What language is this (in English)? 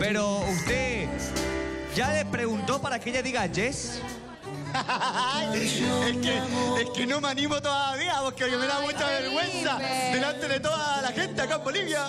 Spanish